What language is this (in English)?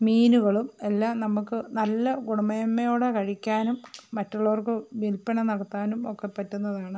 Malayalam